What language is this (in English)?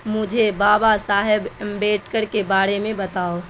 Urdu